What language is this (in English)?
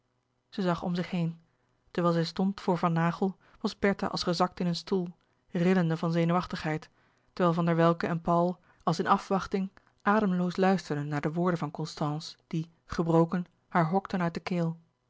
Dutch